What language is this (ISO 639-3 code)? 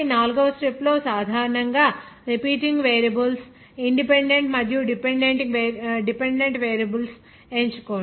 tel